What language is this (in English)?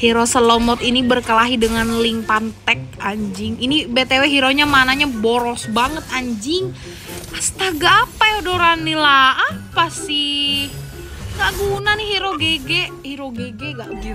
Indonesian